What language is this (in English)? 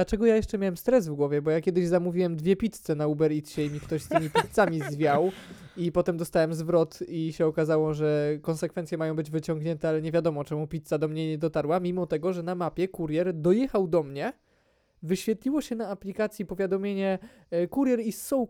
Polish